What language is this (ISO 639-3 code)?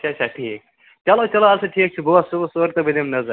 kas